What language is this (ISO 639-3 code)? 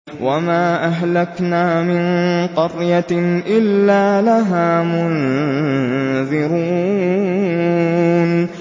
ara